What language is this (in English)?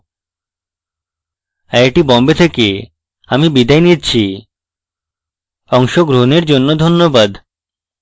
Bangla